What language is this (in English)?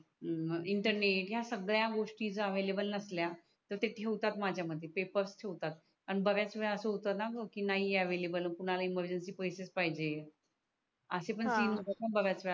Marathi